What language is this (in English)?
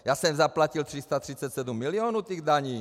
Czech